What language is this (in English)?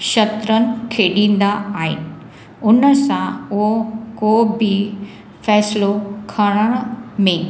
Sindhi